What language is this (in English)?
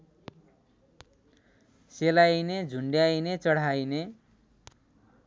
Nepali